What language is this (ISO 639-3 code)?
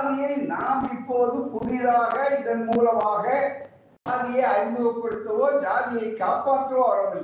tam